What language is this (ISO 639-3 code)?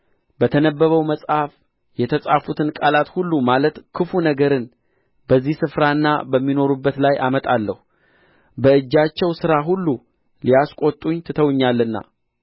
amh